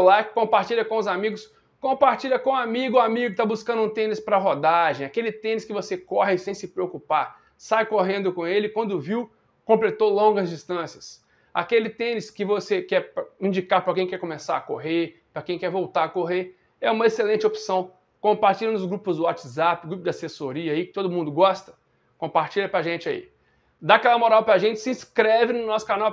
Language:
Portuguese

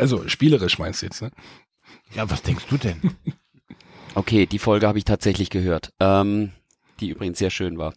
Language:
German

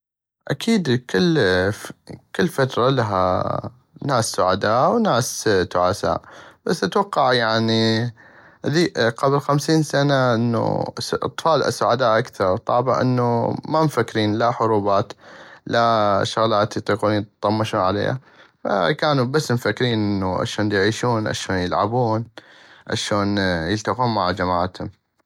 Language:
North Mesopotamian Arabic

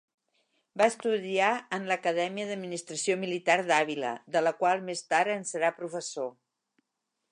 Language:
Catalan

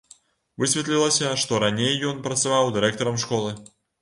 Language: Belarusian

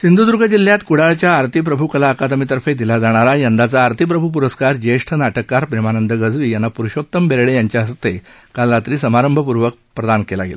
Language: Marathi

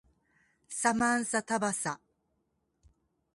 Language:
Japanese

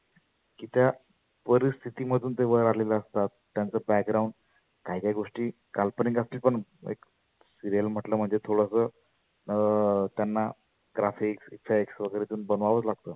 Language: Marathi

